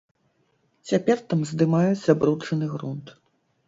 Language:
Belarusian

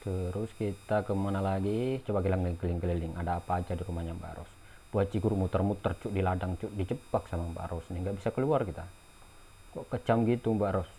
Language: Indonesian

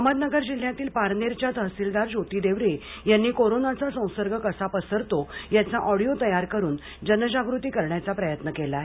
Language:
Marathi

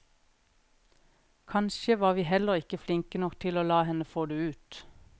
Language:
Norwegian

